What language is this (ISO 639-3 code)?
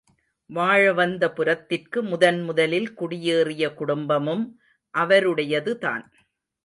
tam